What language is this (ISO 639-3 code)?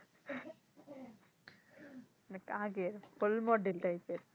ben